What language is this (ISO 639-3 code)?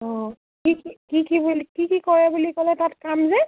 asm